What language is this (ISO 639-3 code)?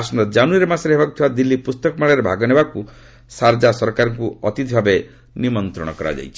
ori